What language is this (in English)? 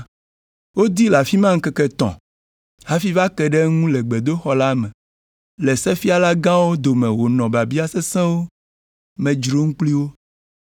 Ewe